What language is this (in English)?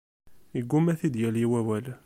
Kabyle